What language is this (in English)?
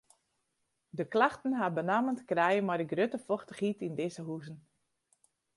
Western Frisian